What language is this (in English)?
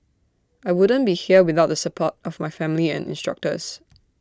English